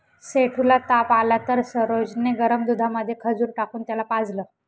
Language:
Marathi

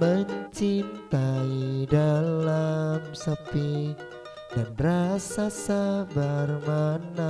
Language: Indonesian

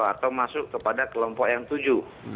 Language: Indonesian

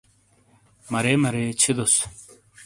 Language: Shina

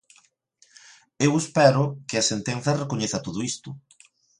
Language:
Galician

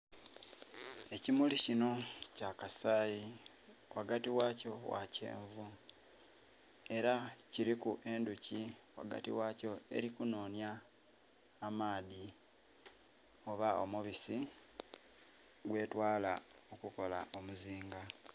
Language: Soga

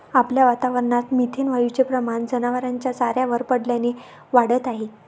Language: Marathi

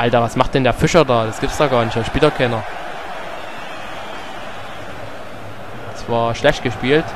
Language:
German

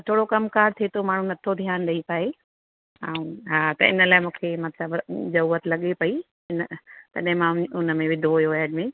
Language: Sindhi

